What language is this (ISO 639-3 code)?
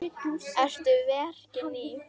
isl